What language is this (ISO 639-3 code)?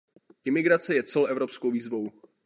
ces